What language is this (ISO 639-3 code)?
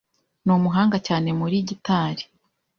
kin